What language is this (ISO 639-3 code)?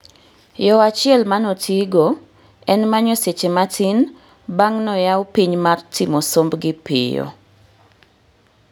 luo